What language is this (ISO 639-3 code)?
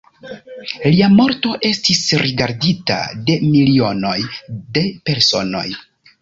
epo